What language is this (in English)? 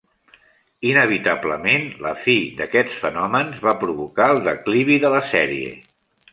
Catalan